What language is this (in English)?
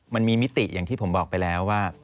Thai